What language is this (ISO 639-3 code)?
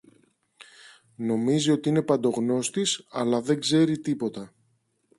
ell